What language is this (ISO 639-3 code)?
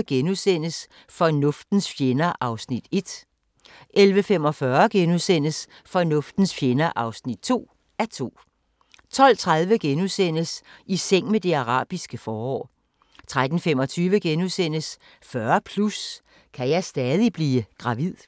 dan